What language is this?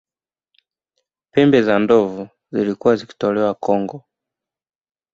Swahili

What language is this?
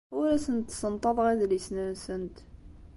Kabyle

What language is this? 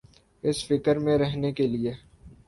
Urdu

